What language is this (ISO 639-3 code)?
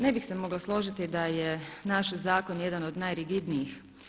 hrv